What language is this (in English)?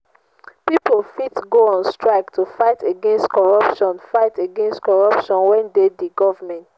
Nigerian Pidgin